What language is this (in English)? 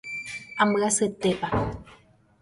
Guarani